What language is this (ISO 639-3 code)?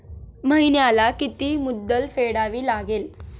mar